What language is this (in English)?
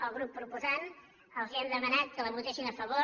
Catalan